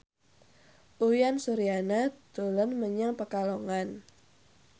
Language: Javanese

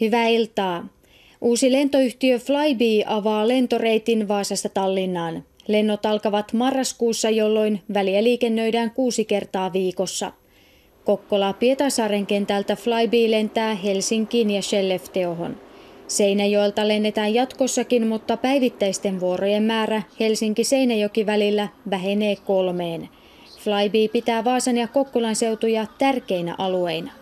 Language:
Finnish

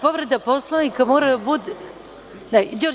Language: Serbian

